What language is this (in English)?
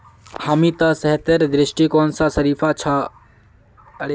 Magahi